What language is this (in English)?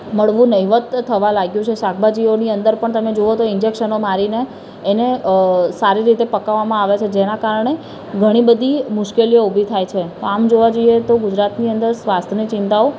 Gujarati